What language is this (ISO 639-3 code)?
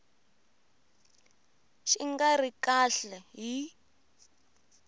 tso